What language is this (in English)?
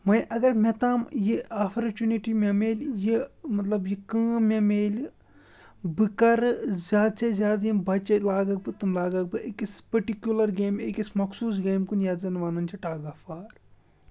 Kashmiri